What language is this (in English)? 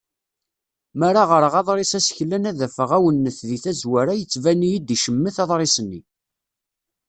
Kabyle